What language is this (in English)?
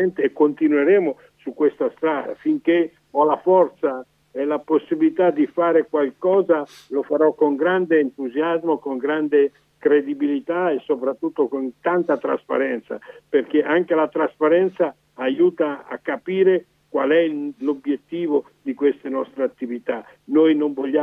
Italian